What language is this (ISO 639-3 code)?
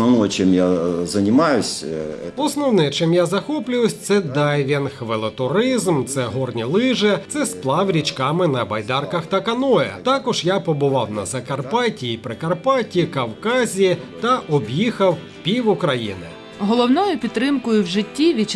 ukr